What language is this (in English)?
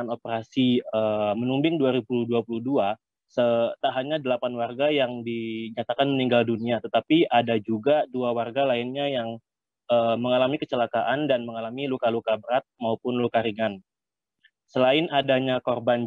Indonesian